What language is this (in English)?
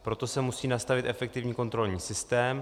Czech